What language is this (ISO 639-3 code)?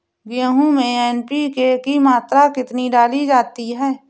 hin